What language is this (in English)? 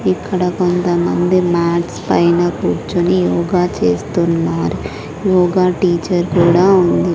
Telugu